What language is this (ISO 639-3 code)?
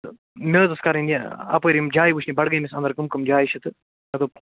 kas